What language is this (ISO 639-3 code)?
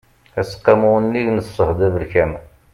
kab